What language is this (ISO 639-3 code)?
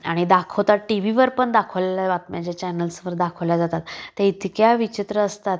mar